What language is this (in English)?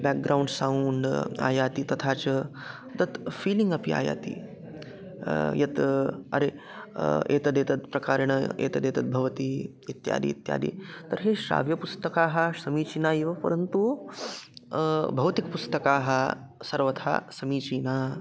Sanskrit